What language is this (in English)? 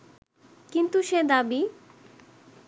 Bangla